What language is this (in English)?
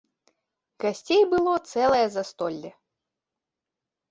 Belarusian